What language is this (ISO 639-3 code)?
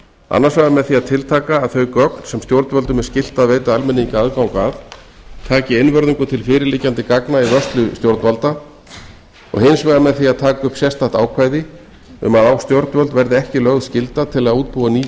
isl